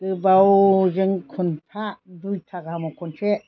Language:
Bodo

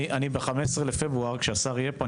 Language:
Hebrew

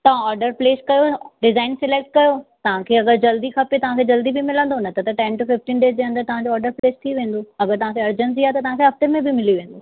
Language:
Sindhi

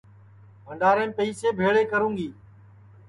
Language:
Sansi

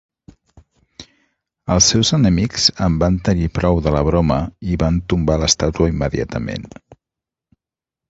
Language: Catalan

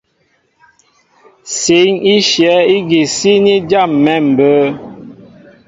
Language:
Mbo (Cameroon)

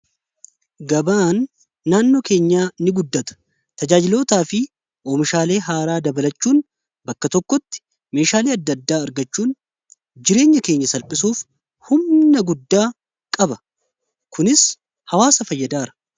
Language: Oromo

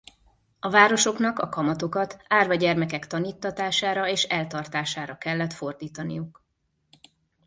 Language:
Hungarian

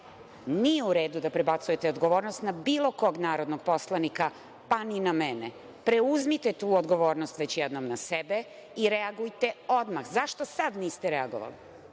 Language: Serbian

